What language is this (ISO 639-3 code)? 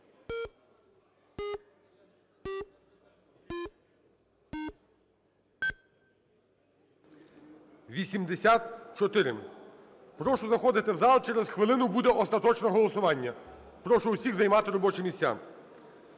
ukr